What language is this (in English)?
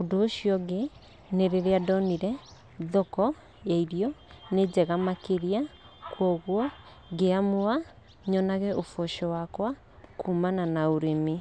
Kikuyu